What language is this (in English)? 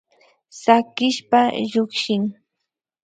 Imbabura Highland Quichua